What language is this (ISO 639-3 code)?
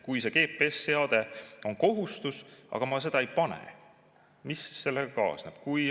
est